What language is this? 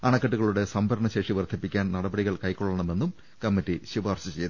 Malayalam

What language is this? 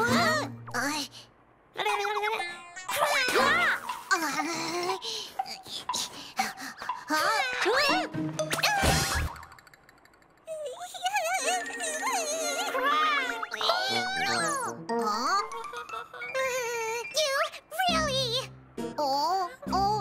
English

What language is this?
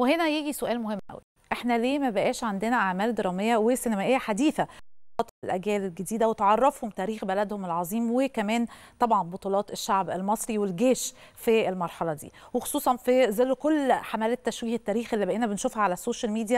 Arabic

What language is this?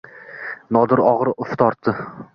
Uzbek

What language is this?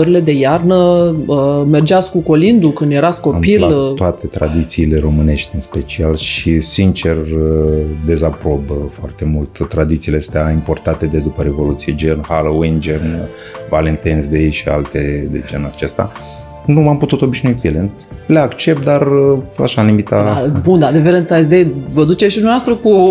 Romanian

